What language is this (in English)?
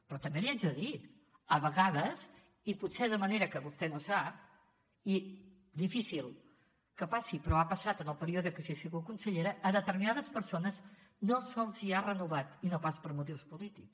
Catalan